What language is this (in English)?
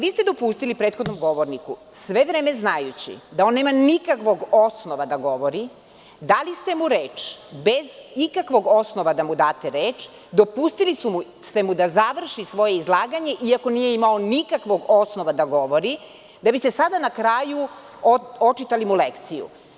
Serbian